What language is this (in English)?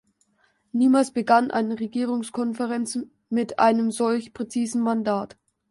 German